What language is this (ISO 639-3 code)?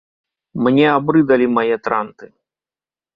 bel